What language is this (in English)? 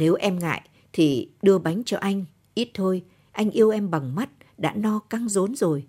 Vietnamese